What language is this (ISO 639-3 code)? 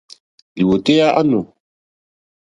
bri